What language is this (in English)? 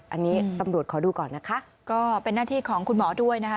Thai